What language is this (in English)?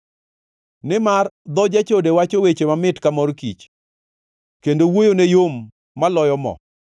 Luo (Kenya and Tanzania)